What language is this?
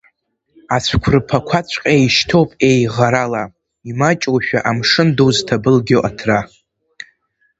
Abkhazian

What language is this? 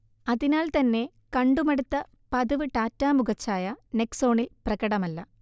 Malayalam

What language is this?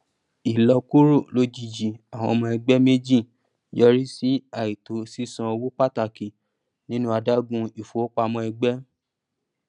Yoruba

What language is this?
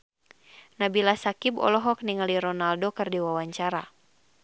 Sundanese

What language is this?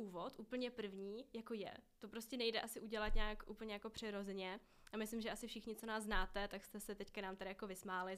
Czech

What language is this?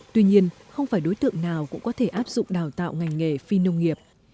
Vietnamese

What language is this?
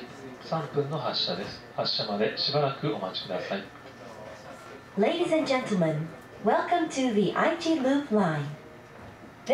Japanese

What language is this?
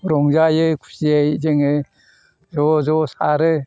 Bodo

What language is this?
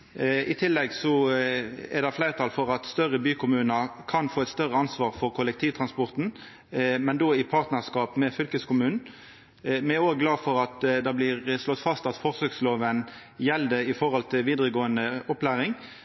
Norwegian Nynorsk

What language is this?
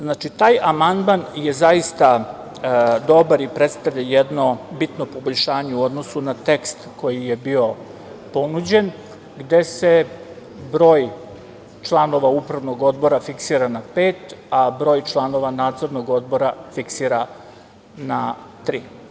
Serbian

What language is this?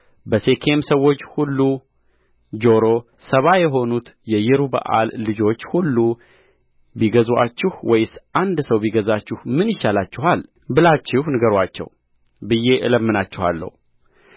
Amharic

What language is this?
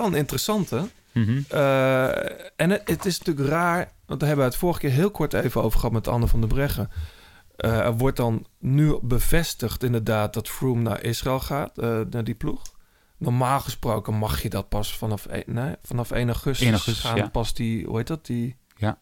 Dutch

